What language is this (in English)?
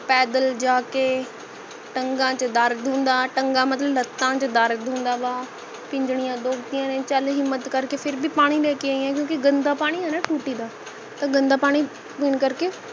Punjabi